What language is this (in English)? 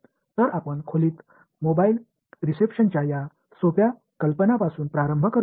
Marathi